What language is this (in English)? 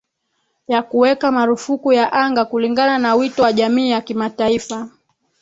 Swahili